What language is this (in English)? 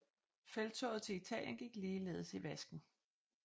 Danish